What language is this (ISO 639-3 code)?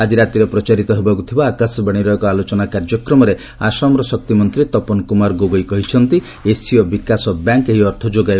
ori